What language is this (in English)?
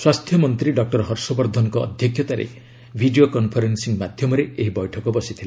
Odia